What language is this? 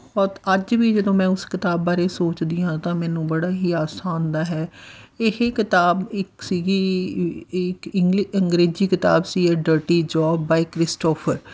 Punjabi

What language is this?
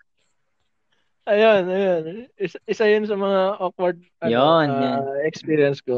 Filipino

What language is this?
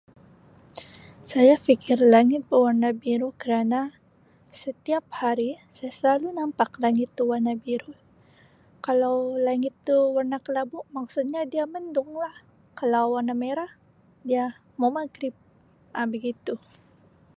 Sabah Malay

